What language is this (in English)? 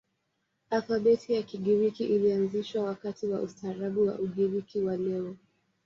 Swahili